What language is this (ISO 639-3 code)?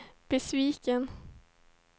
swe